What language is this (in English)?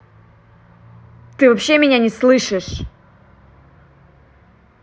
Russian